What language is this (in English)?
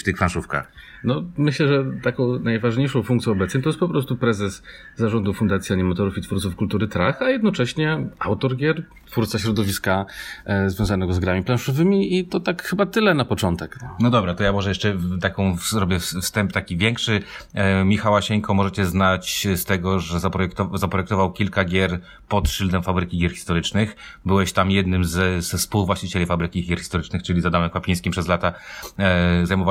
Polish